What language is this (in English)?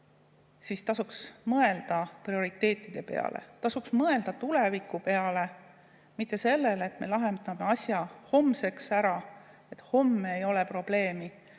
Estonian